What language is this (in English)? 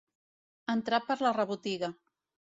Catalan